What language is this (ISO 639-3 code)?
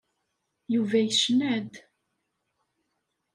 kab